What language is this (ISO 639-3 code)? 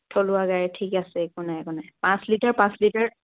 asm